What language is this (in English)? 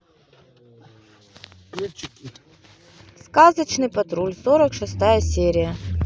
Russian